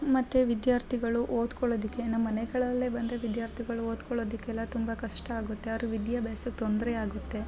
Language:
Kannada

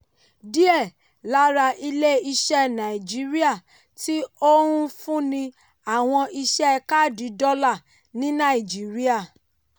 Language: Yoruba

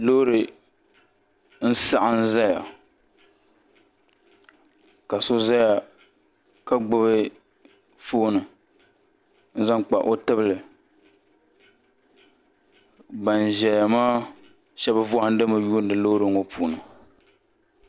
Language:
Dagbani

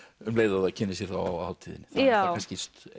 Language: Icelandic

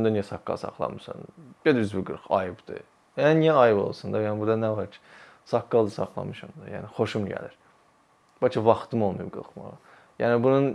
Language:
Turkish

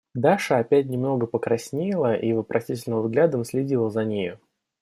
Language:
Russian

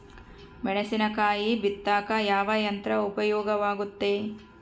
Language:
Kannada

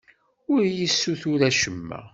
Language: Kabyle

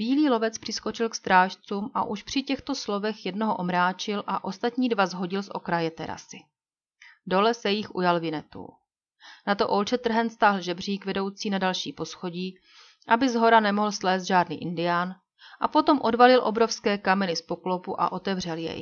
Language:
Czech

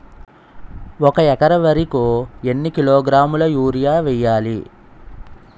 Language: Telugu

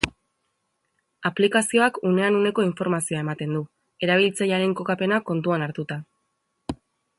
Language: Basque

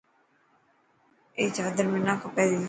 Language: Dhatki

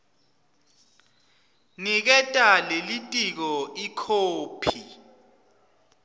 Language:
Swati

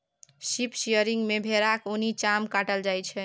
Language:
Maithili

